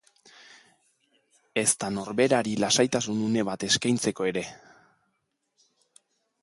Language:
Basque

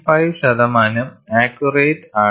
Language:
Malayalam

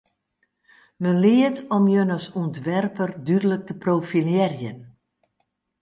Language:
Western Frisian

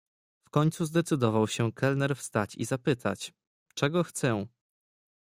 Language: Polish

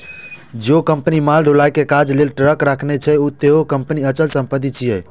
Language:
Maithili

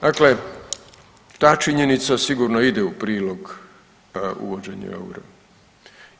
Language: Croatian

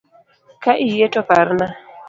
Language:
Luo (Kenya and Tanzania)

